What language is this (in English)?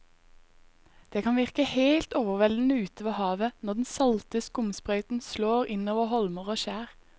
Norwegian